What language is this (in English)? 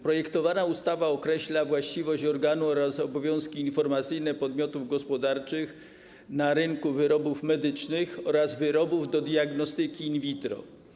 Polish